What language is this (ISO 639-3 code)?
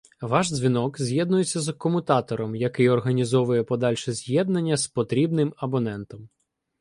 ukr